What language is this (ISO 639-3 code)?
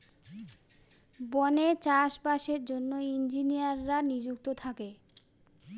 ben